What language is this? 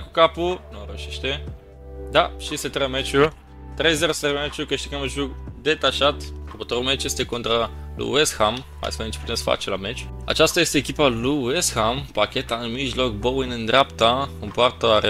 Romanian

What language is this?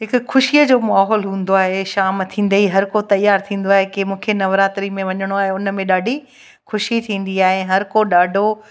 Sindhi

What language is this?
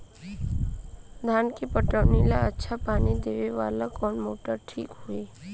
Bhojpuri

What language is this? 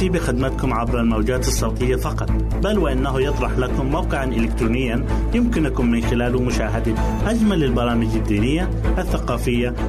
Arabic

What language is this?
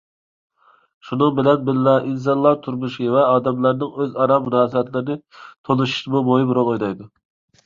Uyghur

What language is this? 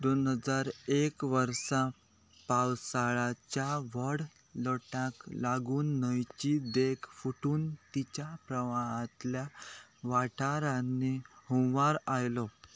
Konkani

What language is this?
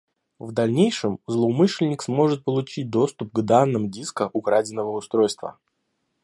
Russian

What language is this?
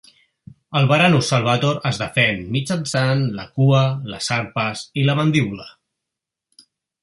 Catalan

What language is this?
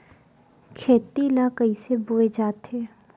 Chhattisgarhi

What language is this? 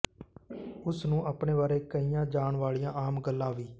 Punjabi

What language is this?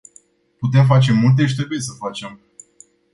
Romanian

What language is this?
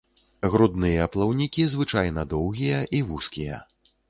Belarusian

